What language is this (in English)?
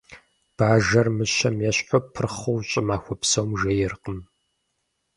Kabardian